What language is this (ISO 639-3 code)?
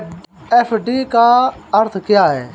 hin